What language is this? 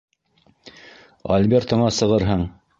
Bashkir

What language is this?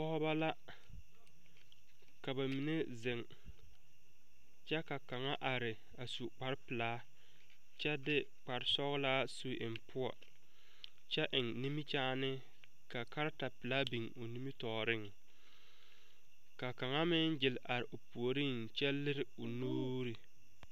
Southern Dagaare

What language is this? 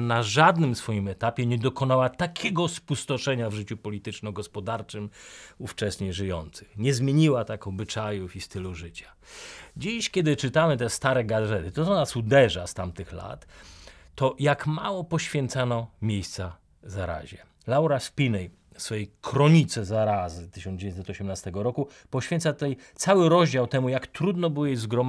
Polish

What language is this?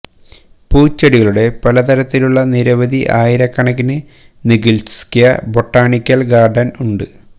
Malayalam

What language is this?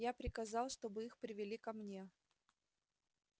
Russian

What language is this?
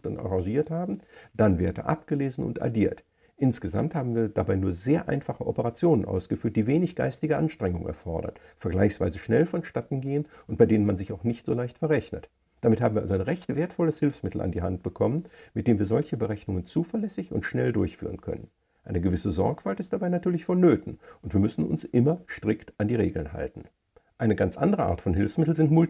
German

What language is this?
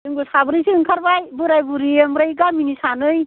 Bodo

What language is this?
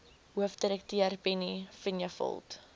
Afrikaans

